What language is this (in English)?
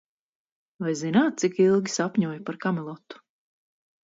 Latvian